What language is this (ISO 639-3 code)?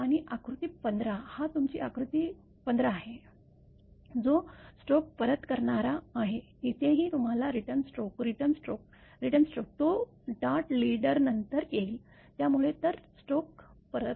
mar